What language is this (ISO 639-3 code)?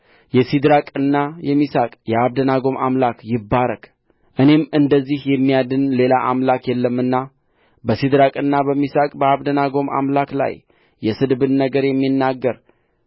amh